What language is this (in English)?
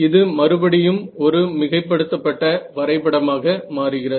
Tamil